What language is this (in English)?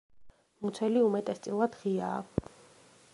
Georgian